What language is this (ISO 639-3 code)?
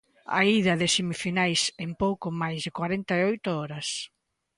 glg